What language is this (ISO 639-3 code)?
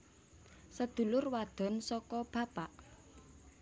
jav